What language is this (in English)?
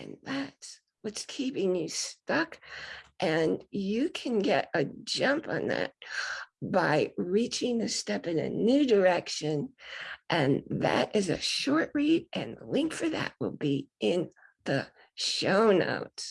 English